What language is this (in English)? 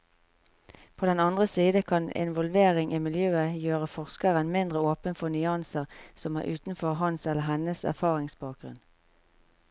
Norwegian